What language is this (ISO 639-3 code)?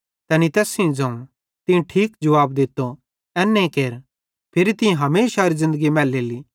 bhd